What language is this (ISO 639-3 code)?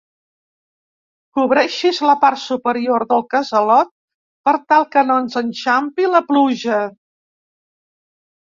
cat